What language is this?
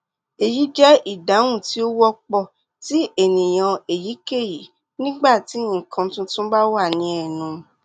Yoruba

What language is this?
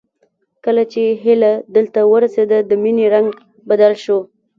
Pashto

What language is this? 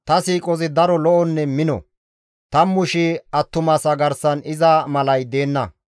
Gamo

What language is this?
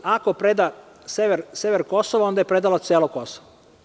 Serbian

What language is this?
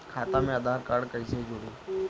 Bhojpuri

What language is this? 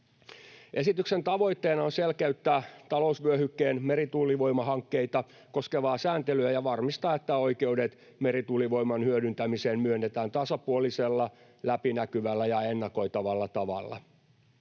Finnish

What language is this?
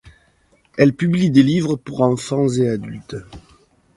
French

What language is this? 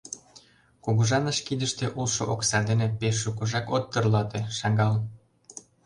Mari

